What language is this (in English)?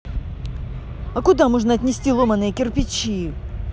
Russian